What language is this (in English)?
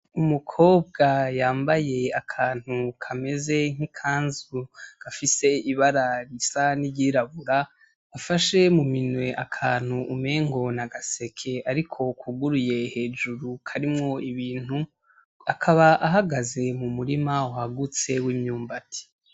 Rundi